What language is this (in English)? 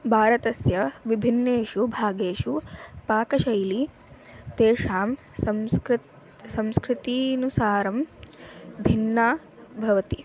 Sanskrit